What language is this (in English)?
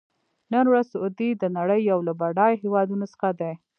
Pashto